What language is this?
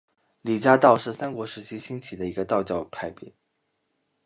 Chinese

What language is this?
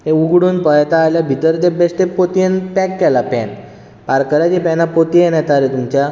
Konkani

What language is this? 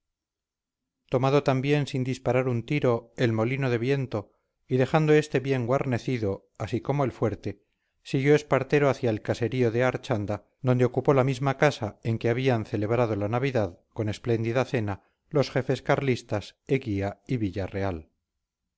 Spanish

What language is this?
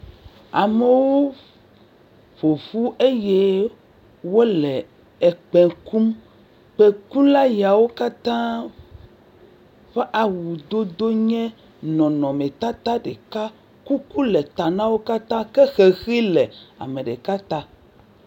Ewe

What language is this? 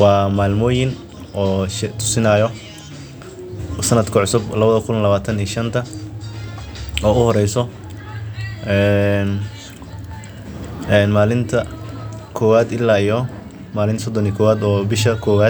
Somali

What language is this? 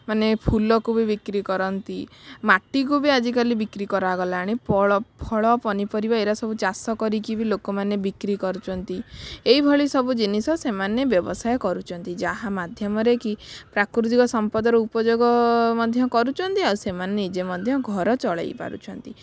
Odia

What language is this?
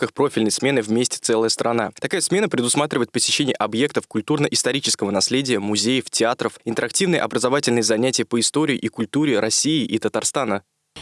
Russian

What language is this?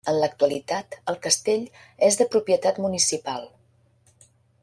Catalan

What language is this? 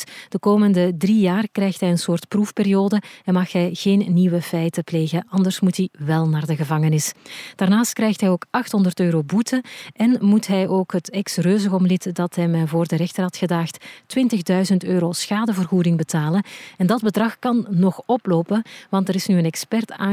Dutch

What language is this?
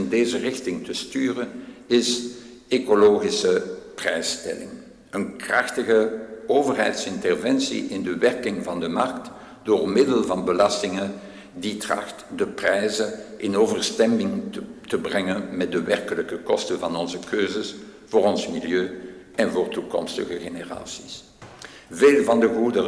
Dutch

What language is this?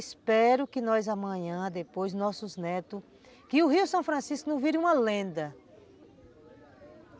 Portuguese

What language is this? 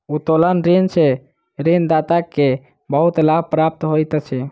Maithili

